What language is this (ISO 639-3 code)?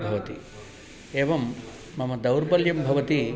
san